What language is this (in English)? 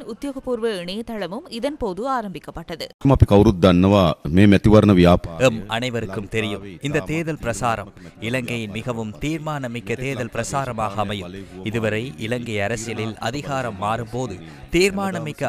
Tamil